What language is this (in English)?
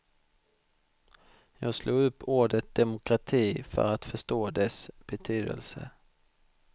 Swedish